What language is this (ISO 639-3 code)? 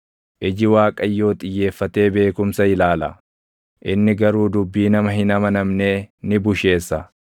orm